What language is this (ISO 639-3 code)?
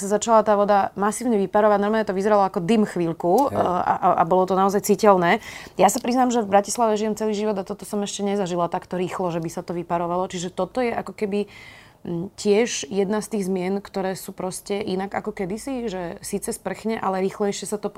slk